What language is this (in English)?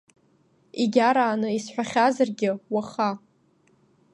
Abkhazian